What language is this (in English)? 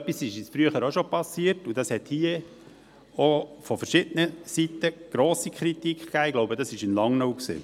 Swiss German